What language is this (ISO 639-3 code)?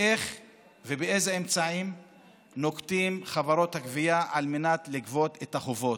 heb